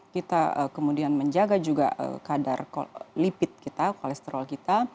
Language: Indonesian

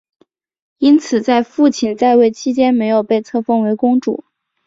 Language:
Chinese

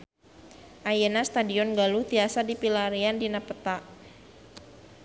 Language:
Sundanese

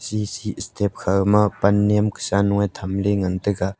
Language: Wancho Naga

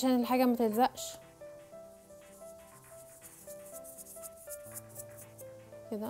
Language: Arabic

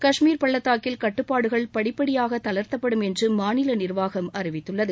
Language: Tamil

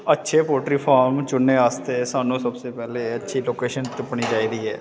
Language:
Dogri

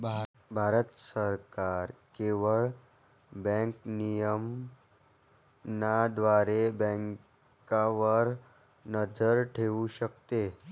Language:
Marathi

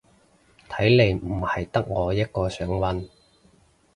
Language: Cantonese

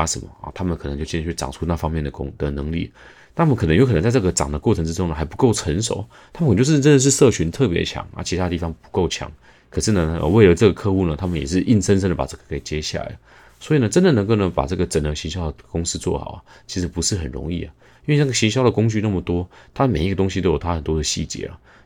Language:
Chinese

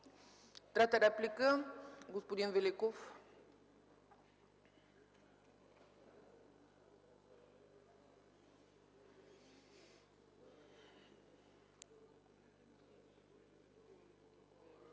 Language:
Bulgarian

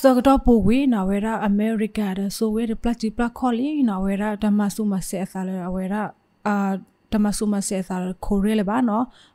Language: Thai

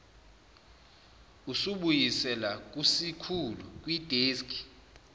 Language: Zulu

